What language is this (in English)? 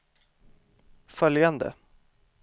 Swedish